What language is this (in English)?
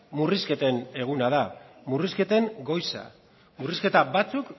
Basque